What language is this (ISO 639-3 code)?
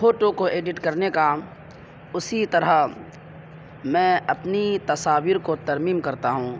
urd